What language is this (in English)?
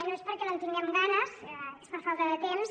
Catalan